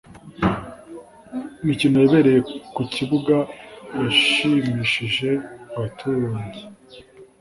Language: Kinyarwanda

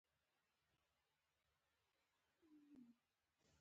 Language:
Pashto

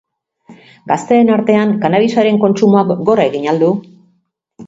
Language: Basque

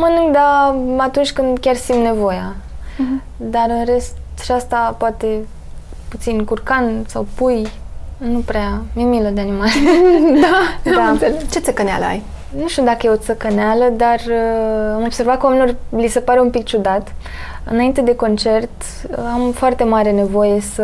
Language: Romanian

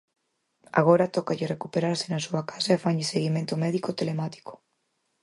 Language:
Galician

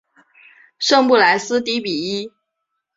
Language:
Chinese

